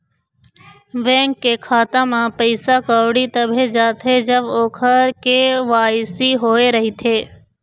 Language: Chhattisgarhi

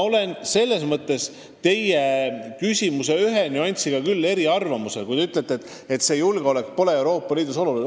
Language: Estonian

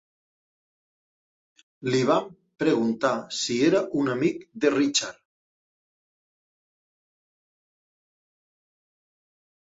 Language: Catalan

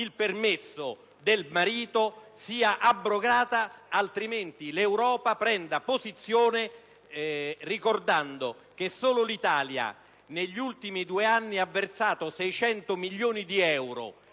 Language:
Italian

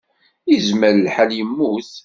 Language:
Kabyle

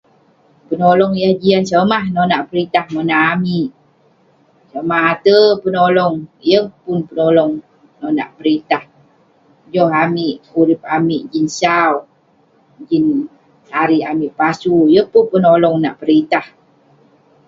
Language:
Western Penan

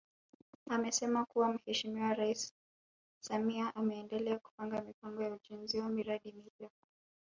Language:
Swahili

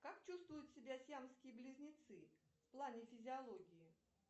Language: Russian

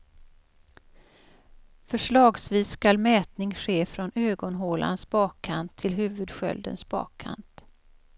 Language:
Swedish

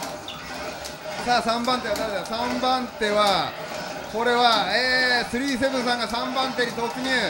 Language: Japanese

